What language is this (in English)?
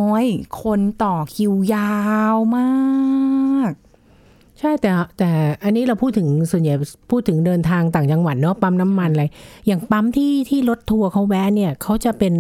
Thai